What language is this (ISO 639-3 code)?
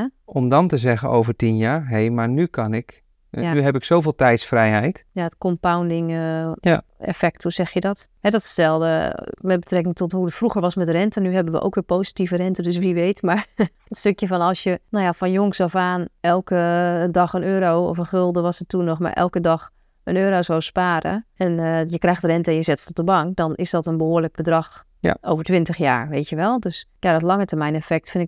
nld